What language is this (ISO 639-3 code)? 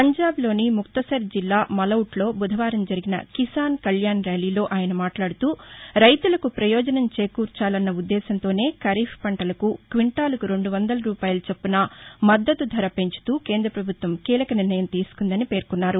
tel